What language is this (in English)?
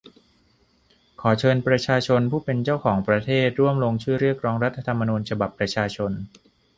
Thai